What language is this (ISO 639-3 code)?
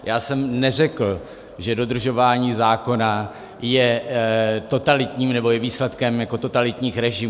ces